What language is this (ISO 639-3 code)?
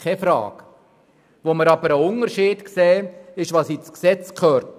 gsw